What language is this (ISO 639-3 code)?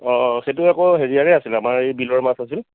asm